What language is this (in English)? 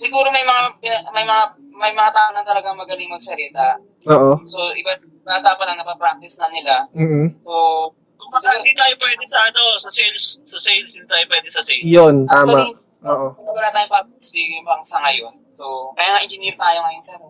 Filipino